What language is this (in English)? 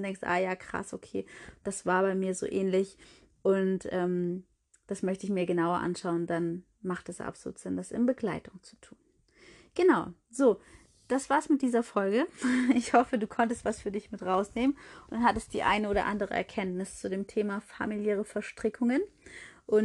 German